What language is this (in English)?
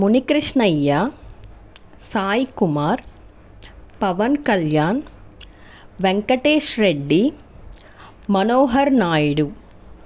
Telugu